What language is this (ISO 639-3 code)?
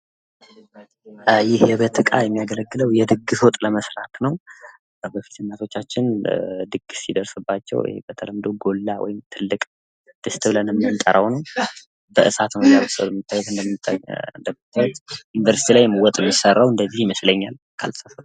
amh